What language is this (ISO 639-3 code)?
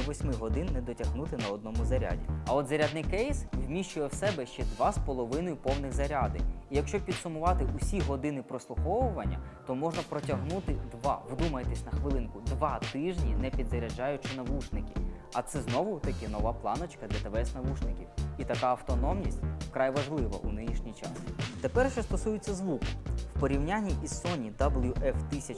ukr